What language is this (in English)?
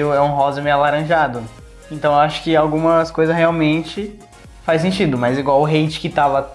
Portuguese